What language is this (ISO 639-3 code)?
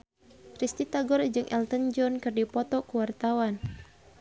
sun